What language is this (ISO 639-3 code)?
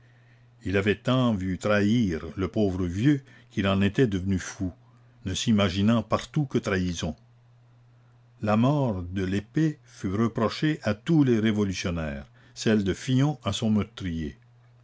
fra